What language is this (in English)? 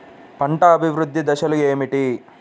Telugu